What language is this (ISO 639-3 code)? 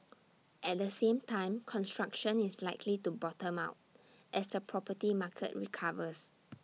eng